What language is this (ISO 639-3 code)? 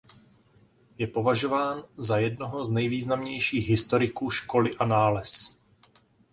ces